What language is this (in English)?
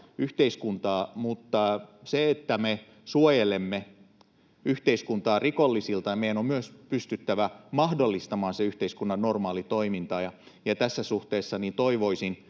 Finnish